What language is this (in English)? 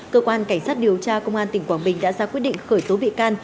Vietnamese